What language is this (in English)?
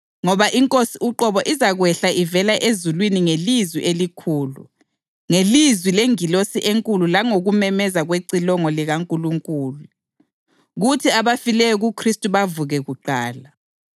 North Ndebele